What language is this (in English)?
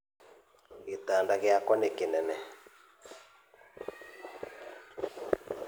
Kikuyu